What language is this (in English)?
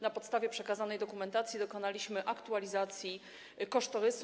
Polish